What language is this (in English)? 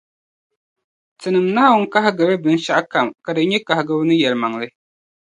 Dagbani